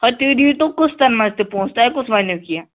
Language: Kashmiri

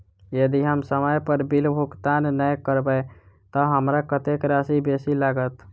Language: Maithili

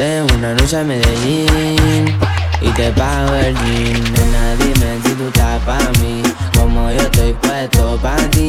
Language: Spanish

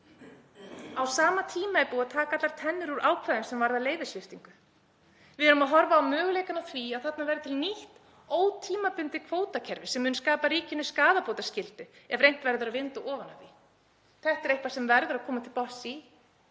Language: Icelandic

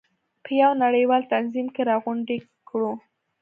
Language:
Pashto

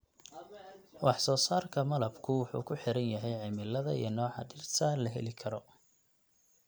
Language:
Somali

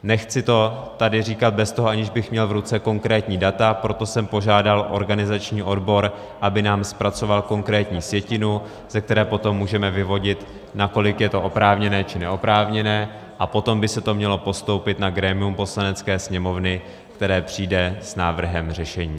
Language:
Czech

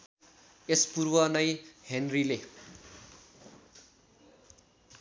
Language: Nepali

